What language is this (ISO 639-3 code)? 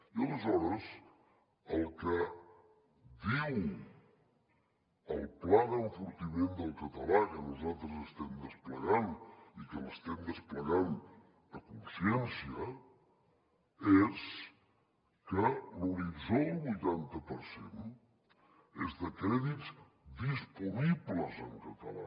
cat